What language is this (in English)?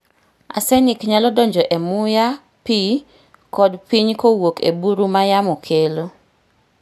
Luo (Kenya and Tanzania)